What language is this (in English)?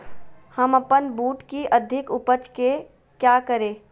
Magahi